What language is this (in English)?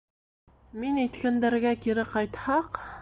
Bashkir